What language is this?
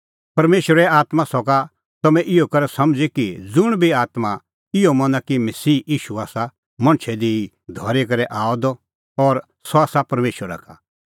Kullu Pahari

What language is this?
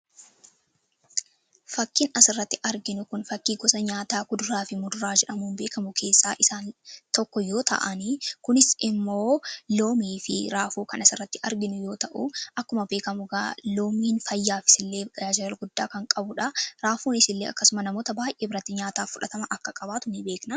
Oromo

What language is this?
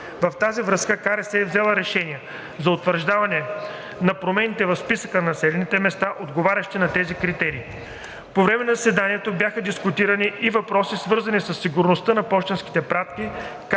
Bulgarian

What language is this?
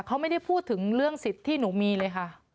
Thai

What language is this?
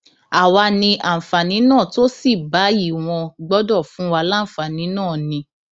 Yoruba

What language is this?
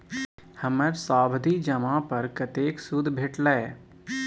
Maithili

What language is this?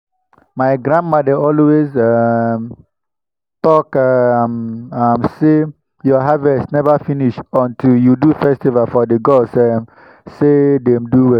Nigerian Pidgin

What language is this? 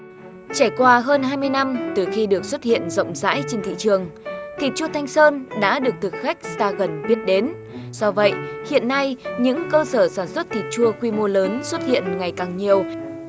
Vietnamese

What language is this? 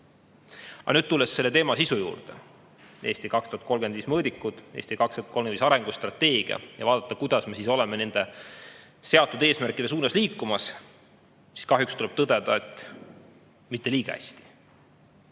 Estonian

